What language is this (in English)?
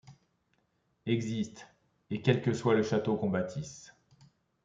French